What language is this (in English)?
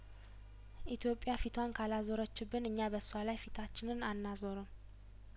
Amharic